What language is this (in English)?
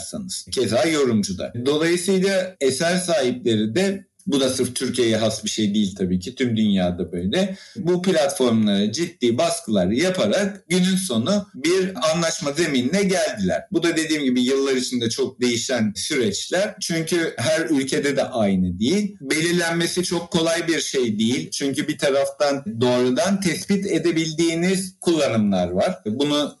Turkish